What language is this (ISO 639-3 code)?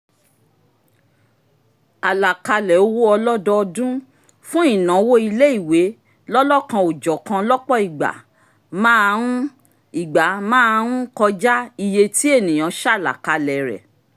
yor